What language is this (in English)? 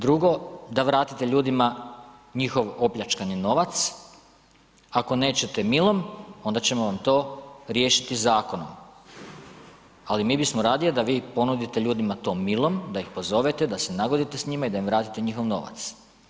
Croatian